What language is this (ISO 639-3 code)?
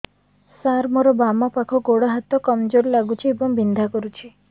ori